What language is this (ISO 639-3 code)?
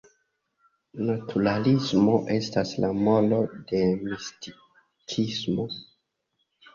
epo